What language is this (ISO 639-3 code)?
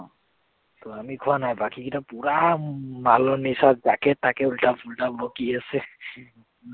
asm